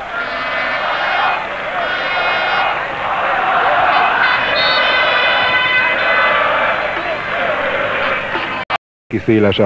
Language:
Hungarian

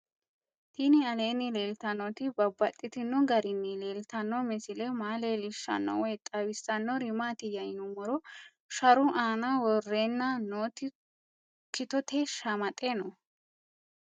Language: Sidamo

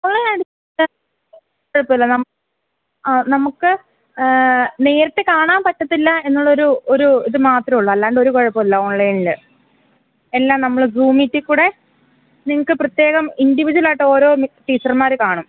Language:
Malayalam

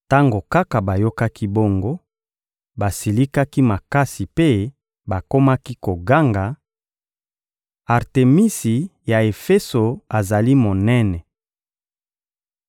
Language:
Lingala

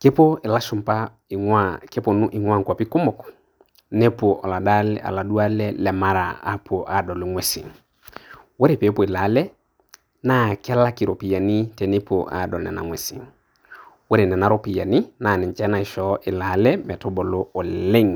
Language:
Masai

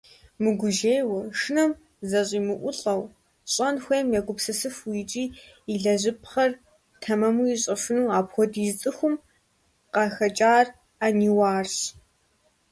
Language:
Kabardian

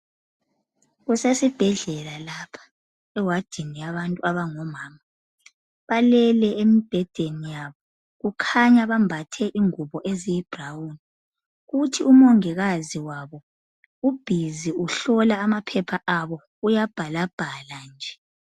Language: North Ndebele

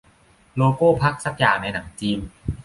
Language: Thai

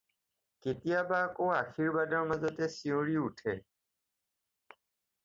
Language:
Assamese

